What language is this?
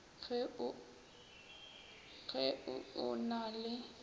Northern Sotho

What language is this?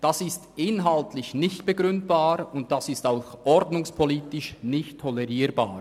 Swiss German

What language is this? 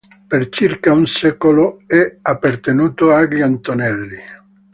Italian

